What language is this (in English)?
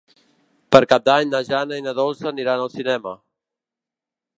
Catalan